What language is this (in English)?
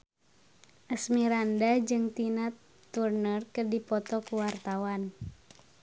Sundanese